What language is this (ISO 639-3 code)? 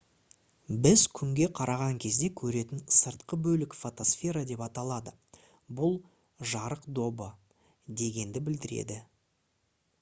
kaz